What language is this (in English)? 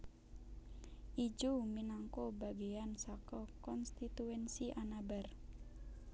Javanese